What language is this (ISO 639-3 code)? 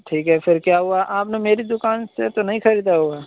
urd